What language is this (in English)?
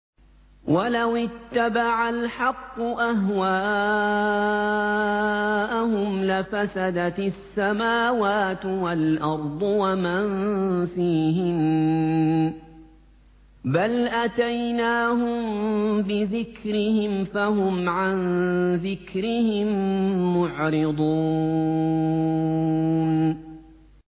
Arabic